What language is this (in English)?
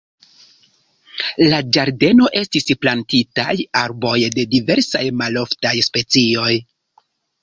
Esperanto